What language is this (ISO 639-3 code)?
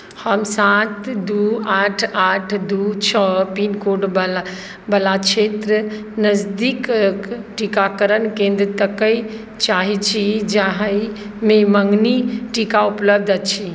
mai